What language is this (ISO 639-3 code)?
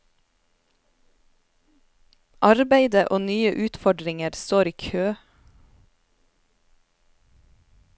nor